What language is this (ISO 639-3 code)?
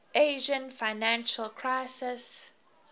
eng